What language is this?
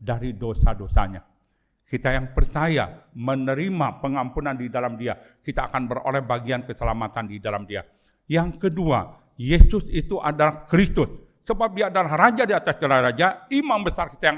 Indonesian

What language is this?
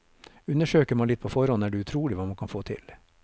Norwegian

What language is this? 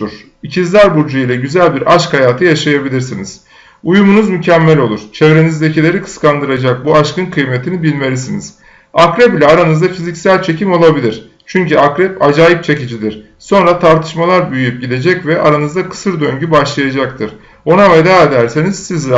Turkish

